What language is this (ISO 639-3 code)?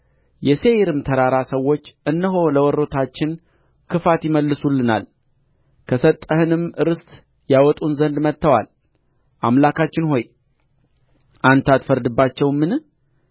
amh